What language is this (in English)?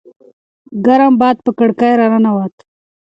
Pashto